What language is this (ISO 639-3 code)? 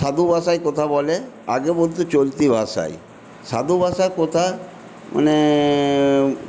ben